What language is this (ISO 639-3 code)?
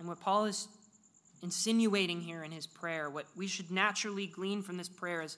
eng